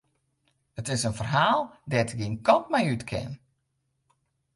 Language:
Western Frisian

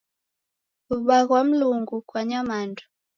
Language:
Taita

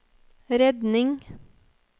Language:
Norwegian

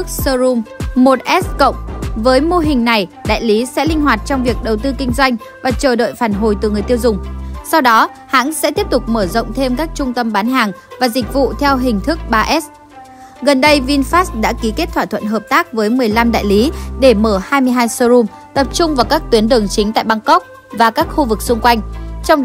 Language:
Vietnamese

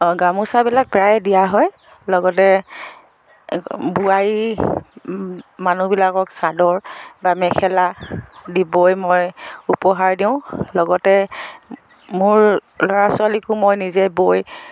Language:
Assamese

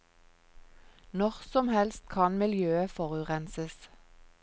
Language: Norwegian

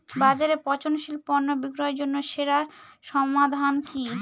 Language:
Bangla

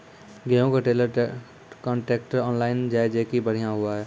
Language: Maithili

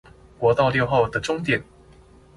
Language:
Chinese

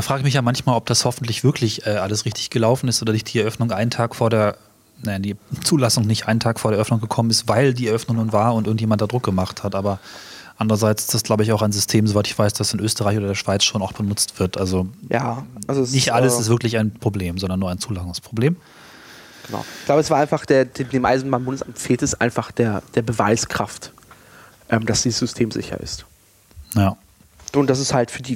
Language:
German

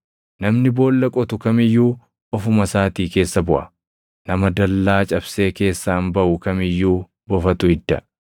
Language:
Oromo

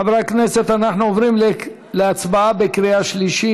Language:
Hebrew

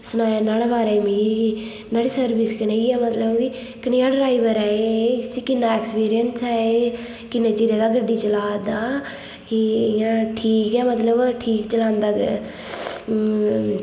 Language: Dogri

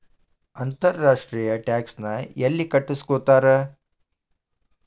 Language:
Kannada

